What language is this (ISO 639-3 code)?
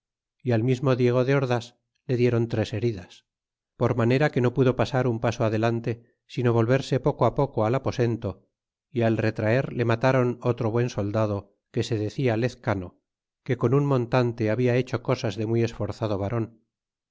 spa